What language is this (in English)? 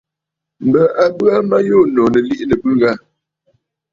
Bafut